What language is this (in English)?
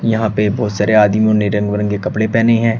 Hindi